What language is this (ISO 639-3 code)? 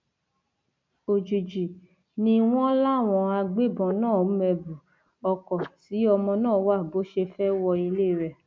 yor